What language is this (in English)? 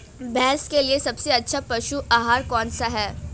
Hindi